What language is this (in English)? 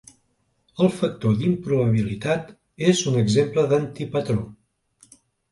Catalan